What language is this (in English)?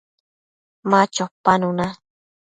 Matsés